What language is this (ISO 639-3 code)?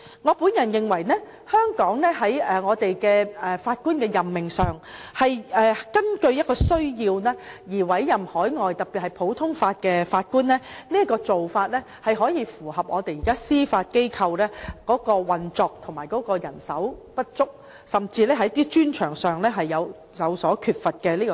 yue